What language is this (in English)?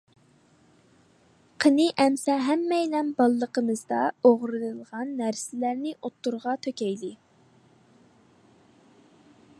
Uyghur